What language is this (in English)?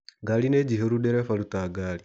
Kikuyu